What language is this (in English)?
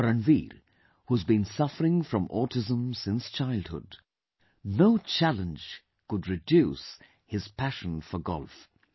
English